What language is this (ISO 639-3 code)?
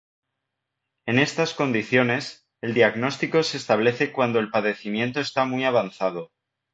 spa